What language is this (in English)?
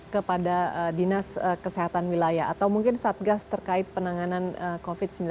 Indonesian